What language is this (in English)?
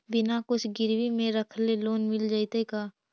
Magahi